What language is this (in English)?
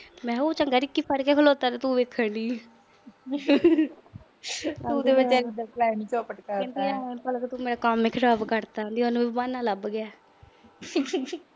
Punjabi